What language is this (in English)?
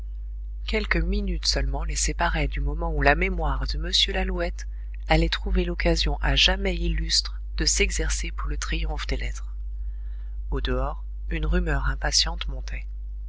French